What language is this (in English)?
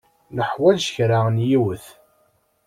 Kabyle